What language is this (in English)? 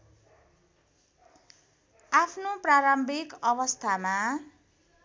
Nepali